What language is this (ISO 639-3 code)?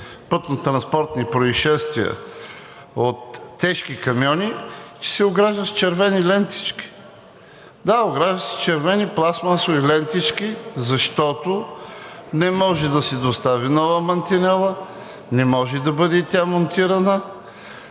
bul